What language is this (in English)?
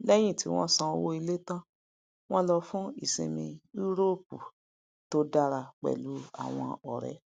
Yoruba